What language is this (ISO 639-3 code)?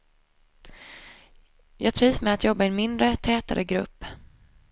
swe